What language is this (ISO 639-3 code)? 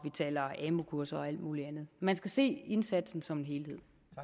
dan